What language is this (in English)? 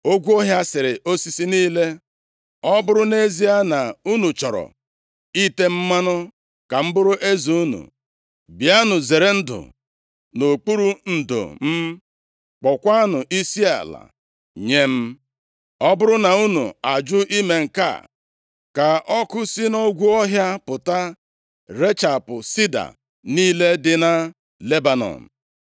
Igbo